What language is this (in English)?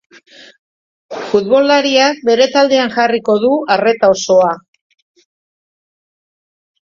Basque